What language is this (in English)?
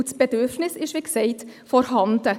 Swiss German